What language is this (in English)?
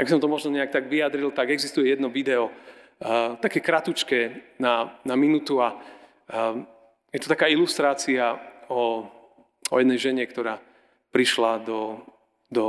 Slovak